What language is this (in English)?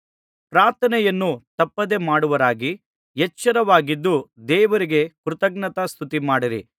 Kannada